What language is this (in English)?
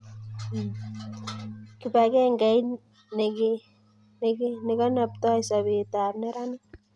Kalenjin